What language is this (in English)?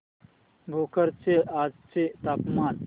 Marathi